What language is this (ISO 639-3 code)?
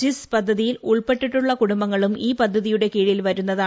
mal